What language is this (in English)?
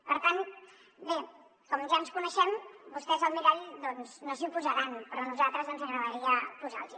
Catalan